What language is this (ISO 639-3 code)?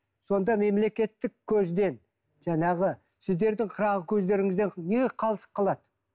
kaz